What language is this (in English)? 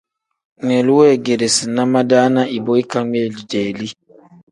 Tem